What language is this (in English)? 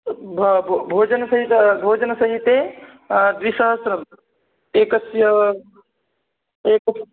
Sanskrit